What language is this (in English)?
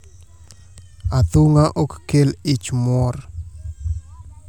Luo (Kenya and Tanzania)